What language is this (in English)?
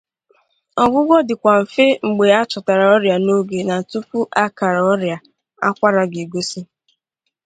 Igbo